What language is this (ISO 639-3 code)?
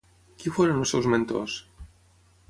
cat